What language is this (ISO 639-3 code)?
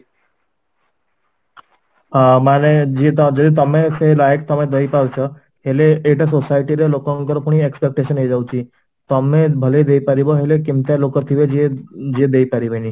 ori